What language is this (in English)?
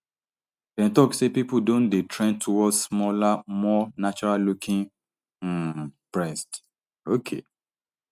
Nigerian Pidgin